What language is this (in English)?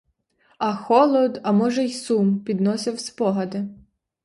Ukrainian